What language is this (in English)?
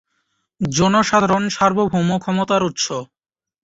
Bangla